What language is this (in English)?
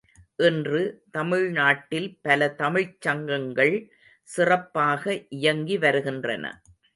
Tamil